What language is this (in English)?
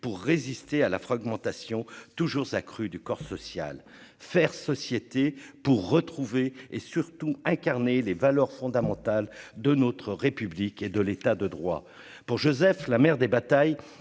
French